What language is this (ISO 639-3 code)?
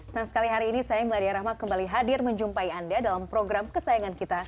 ind